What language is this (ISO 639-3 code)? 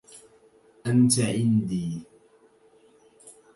ara